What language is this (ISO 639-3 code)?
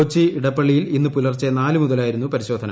mal